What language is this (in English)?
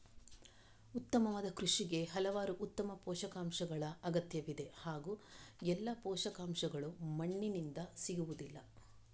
Kannada